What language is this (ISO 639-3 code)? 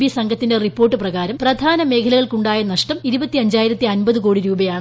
mal